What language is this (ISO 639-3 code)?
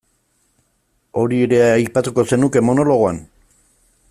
eus